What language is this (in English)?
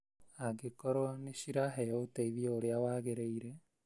Kikuyu